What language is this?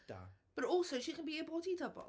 Welsh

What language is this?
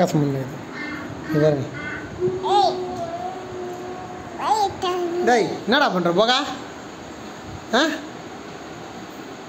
Indonesian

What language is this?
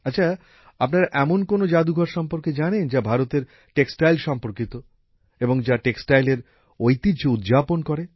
Bangla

